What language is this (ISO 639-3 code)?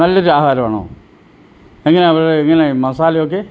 mal